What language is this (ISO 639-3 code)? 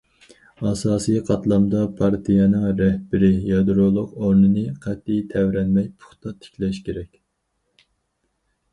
uig